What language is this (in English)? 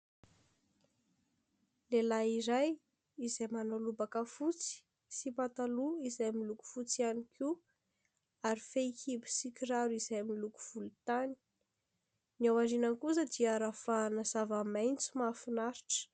Malagasy